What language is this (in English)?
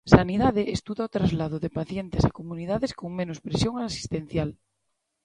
Galician